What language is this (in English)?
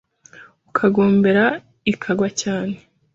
Kinyarwanda